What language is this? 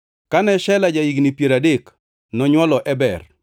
Luo (Kenya and Tanzania)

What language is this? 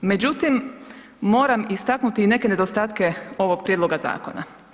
Croatian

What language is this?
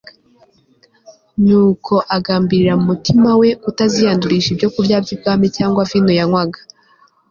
Kinyarwanda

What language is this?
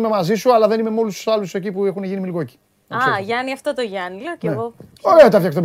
Greek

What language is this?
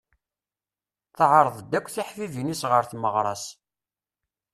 Kabyle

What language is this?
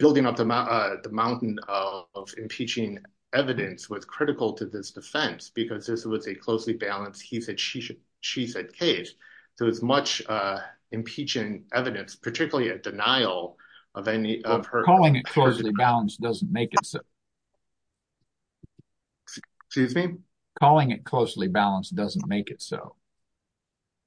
English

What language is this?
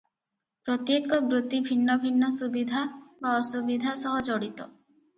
Odia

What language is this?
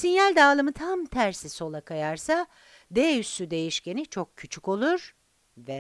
Turkish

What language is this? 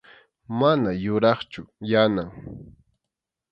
Arequipa-La Unión Quechua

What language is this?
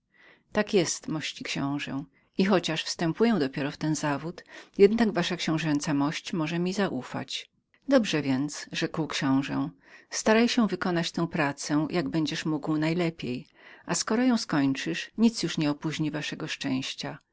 Polish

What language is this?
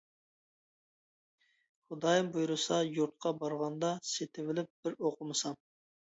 Uyghur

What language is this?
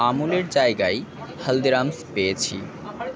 Bangla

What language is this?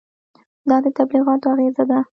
Pashto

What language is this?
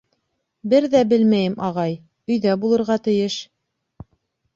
Bashkir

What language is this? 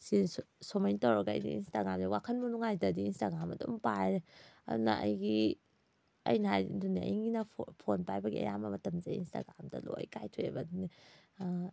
Manipuri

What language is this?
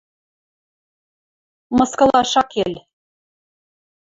Western Mari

